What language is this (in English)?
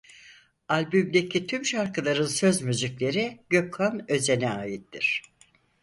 Turkish